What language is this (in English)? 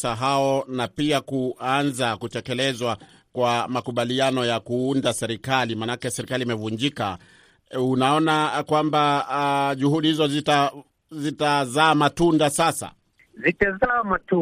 Swahili